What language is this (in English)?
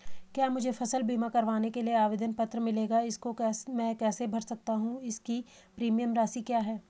Hindi